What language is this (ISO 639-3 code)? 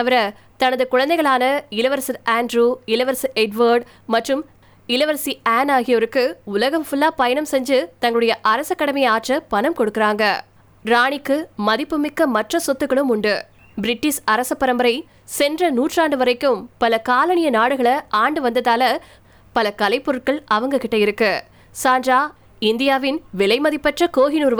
tam